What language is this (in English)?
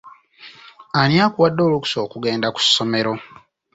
Ganda